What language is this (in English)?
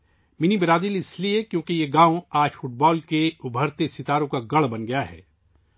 Urdu